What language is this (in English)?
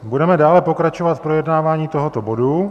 Czech